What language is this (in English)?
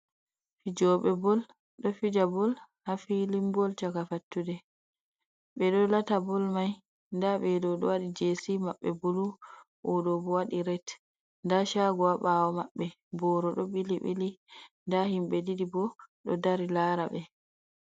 Fula